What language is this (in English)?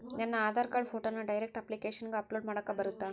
Kannada